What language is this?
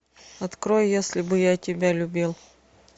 Russian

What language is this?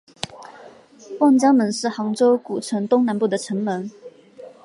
Chinese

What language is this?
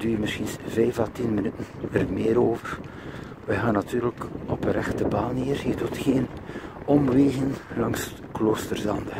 Dutch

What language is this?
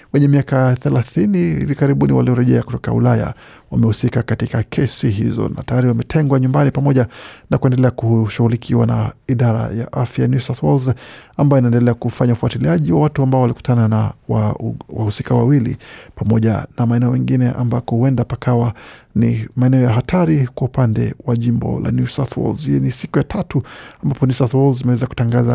Swahili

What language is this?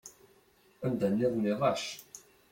Kabyle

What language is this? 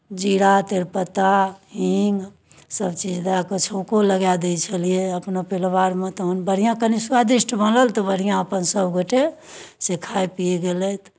Maithili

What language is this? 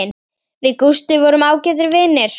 Icelandic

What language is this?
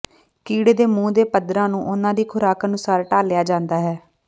Punjabi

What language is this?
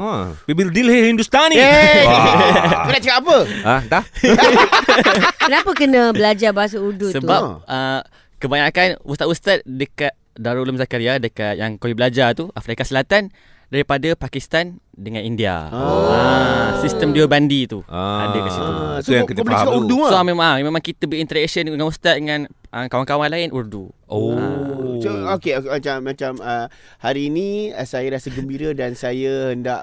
Malay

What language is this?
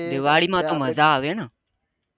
Gujarati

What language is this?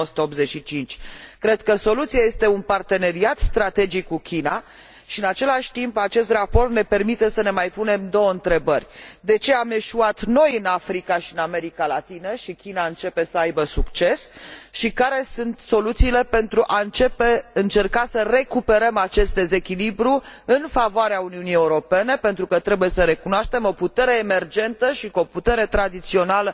Romanian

